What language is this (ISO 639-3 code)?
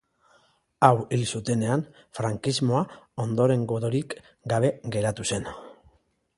eus